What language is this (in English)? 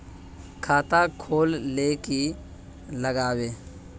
Magahi